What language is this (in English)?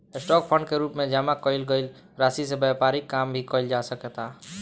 Bhojpuri